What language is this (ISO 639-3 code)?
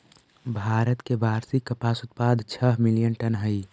mag